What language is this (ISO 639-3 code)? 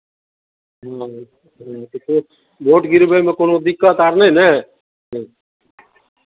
mai